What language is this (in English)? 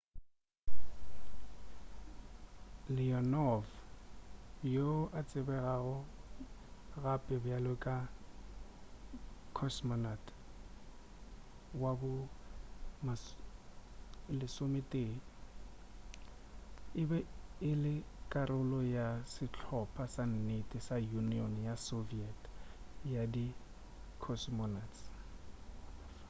Northern Sotho